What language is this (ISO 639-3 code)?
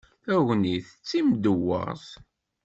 kab